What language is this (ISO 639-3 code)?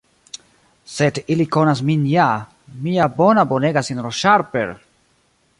epo